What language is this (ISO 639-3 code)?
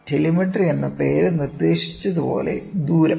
mal